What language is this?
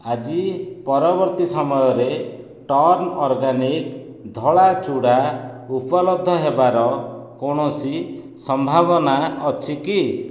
Odia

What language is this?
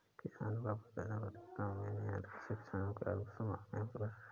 Hindi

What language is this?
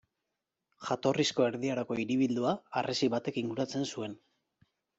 Basque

